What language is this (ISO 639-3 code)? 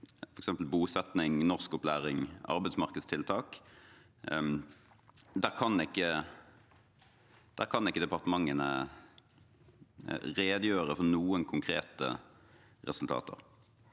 nor